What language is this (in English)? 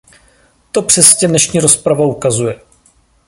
Czech